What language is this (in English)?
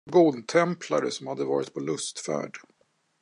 Swedish